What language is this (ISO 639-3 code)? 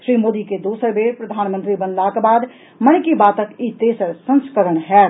mai